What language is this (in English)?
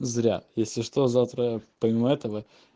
Russian